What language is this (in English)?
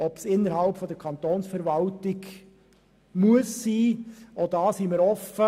Swiss German